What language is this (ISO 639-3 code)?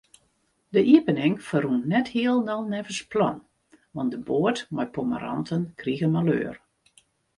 fry